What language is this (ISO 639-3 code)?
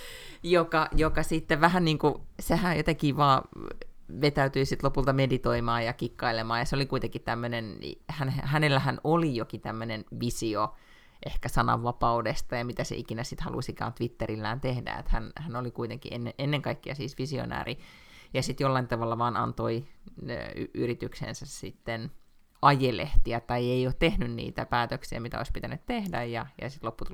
fin